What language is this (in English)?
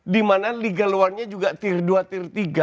Indonesian